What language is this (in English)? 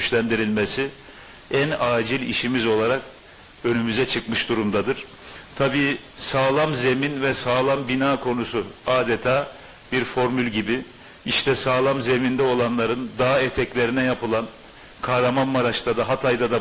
Turkish